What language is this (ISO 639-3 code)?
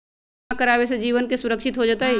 mag